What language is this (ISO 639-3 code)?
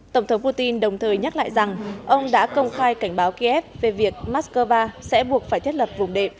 vie